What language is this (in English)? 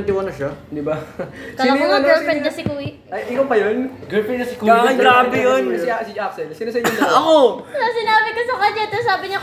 Filipino